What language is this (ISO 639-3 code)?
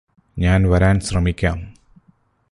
mal